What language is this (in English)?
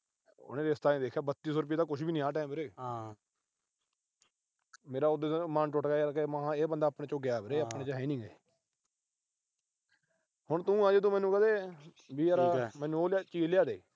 Punjabi